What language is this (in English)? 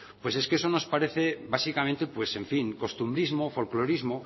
Spanish